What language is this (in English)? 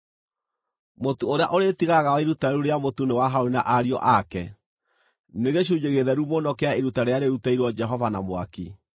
Kikuyu